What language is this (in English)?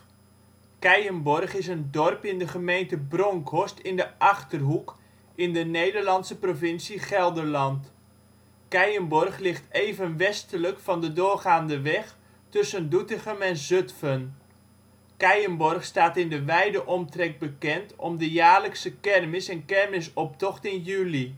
Dutch